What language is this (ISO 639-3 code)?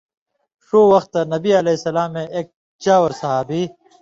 mvy